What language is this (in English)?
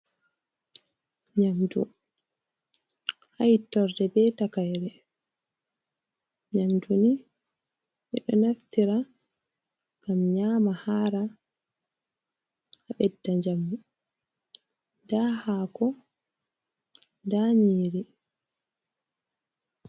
Fula